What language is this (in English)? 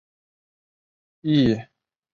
Chinese